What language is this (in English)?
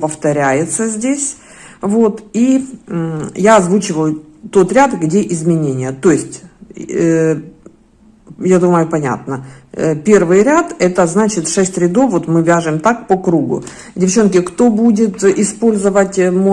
Russian